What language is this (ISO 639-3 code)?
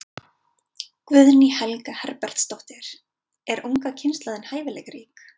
isl